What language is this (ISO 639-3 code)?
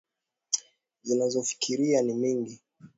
swa